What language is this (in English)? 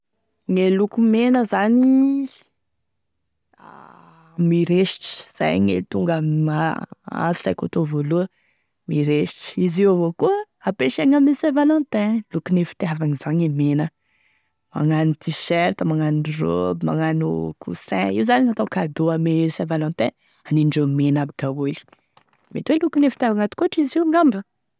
Tesaka Malagasy